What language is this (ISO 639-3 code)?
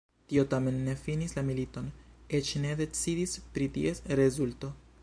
epo